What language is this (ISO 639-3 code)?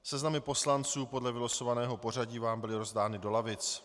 ces